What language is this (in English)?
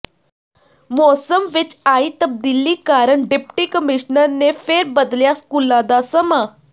Punjabi